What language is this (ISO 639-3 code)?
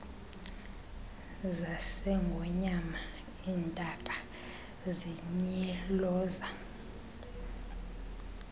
xho